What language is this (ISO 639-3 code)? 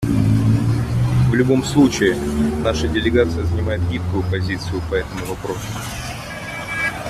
rus